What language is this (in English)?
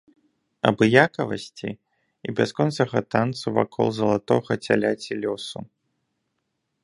Belarusian